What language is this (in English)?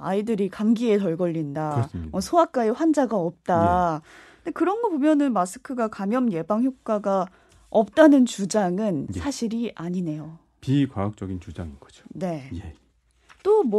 Korean